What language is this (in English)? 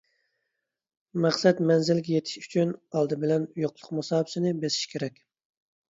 Uyghur